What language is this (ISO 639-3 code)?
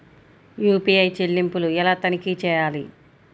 tel